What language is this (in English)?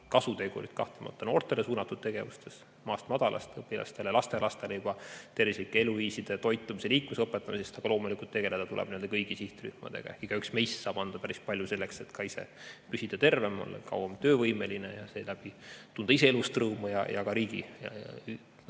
Estonian